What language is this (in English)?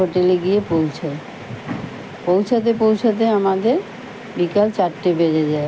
Bangla